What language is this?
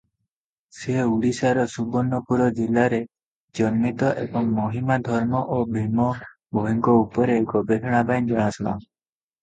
Odia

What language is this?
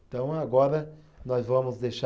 Portuguese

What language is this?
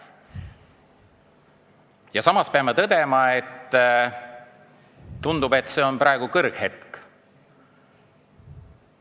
Estonian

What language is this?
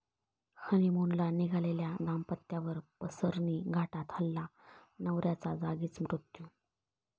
Marathi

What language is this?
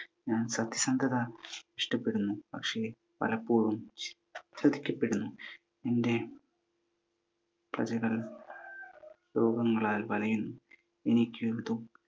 Malayalam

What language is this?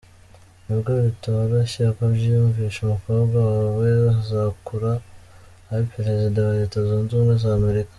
Kinyarwanda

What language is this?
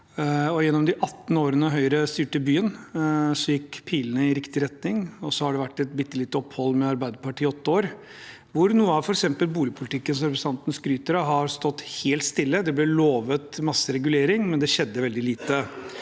Norwegian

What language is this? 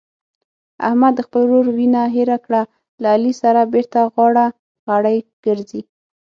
Pashto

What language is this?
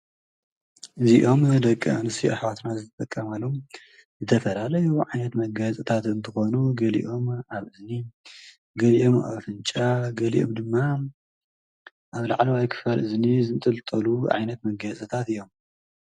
Tigrinya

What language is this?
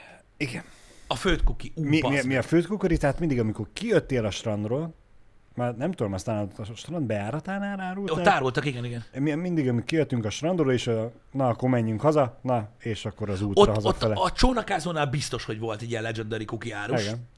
Hungarian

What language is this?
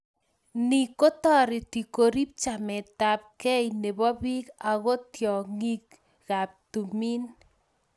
Kalenjin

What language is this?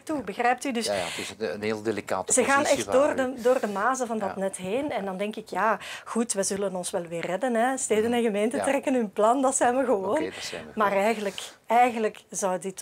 Dutch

